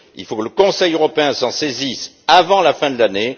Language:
French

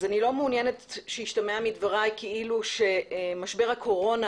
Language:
Hebrew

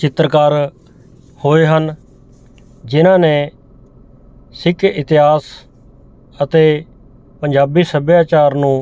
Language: Punjabi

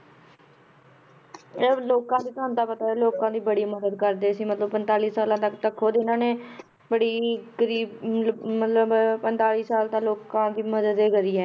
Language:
Punjabi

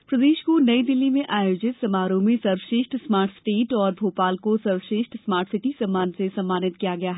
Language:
Hindi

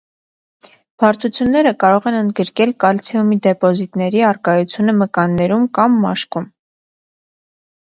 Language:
Armenian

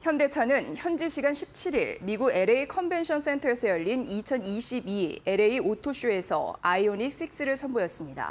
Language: Korean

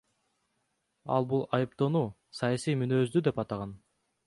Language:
Kyrgyz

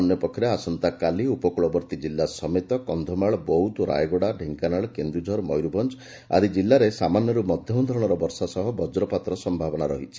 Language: Odia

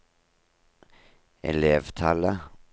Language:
Norwegian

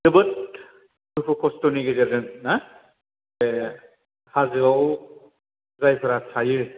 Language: Bodo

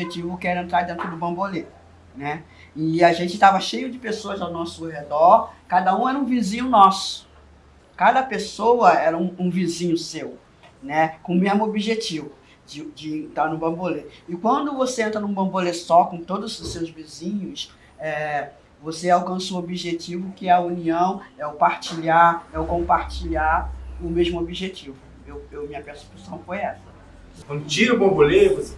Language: Portuguese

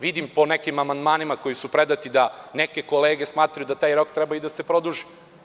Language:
Serbian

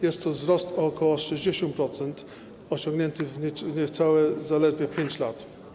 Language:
Polish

